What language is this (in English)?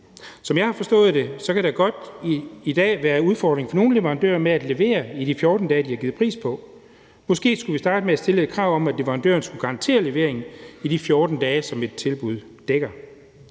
Danish